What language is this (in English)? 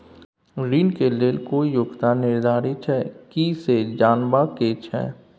Maithili